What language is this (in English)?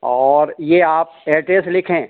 Hindi